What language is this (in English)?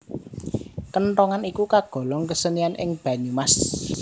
Javanese